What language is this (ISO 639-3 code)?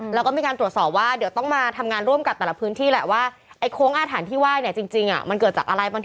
tha